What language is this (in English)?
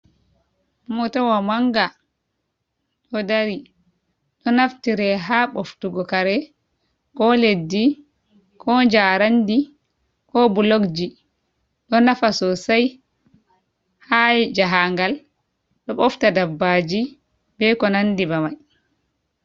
Fula